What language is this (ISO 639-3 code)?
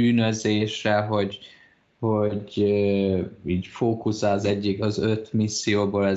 hun